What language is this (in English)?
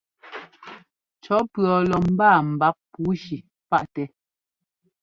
Ngomba